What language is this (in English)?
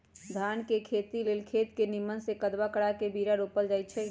Magahi